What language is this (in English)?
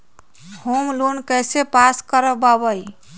Magahi